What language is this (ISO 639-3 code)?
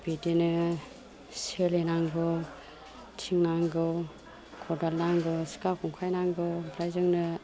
brx